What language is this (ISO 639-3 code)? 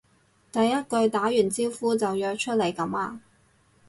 yue